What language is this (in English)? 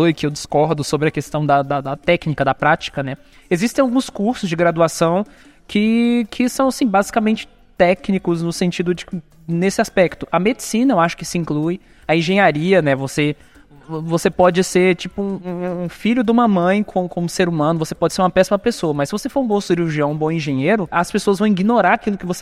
Portuguese